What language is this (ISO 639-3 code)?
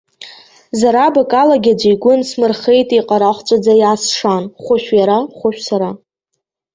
abk